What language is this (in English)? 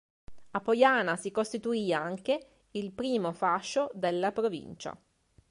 Italian